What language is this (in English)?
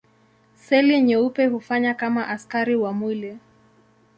Swahili